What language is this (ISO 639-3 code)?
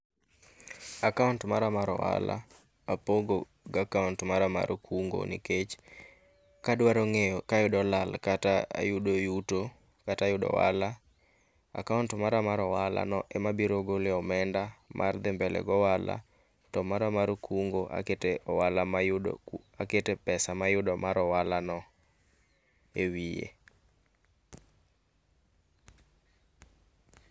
luo